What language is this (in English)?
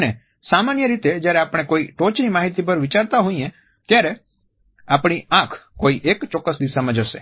Gujarati